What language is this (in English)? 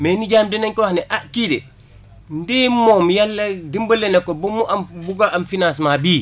Wolof